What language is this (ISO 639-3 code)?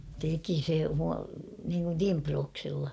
fin